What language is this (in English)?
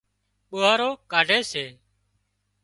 Wadiyara Koli